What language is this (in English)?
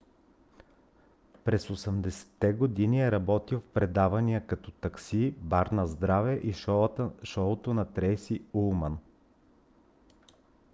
Bulgarian